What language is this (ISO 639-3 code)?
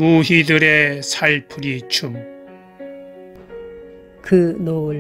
kor